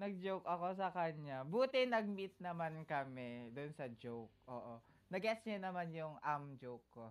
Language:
Filipino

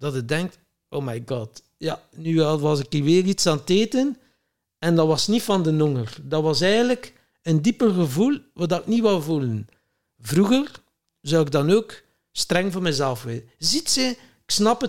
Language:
Dutch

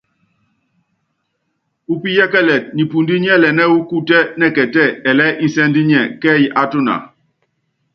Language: Yangben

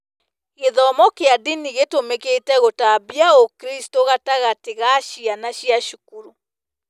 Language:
Kikuyu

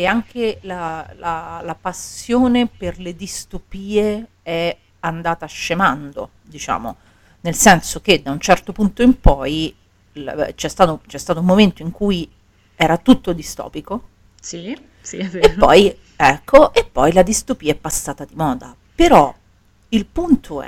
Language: Italian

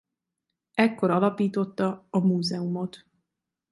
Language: Hungarian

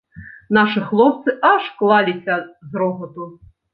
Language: Belarusian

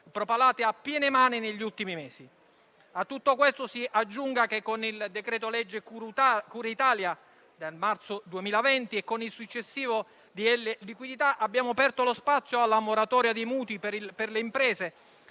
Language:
Italian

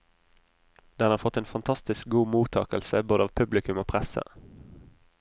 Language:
Norwegian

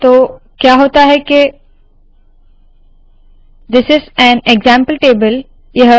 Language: Hindi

